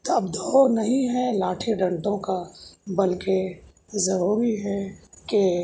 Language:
Urdu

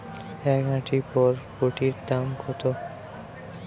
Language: Bangla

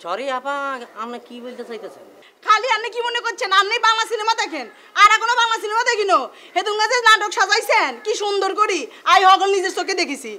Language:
Turkish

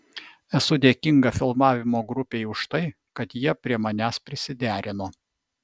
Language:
Lithuanian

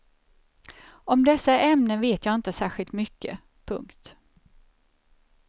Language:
Swedish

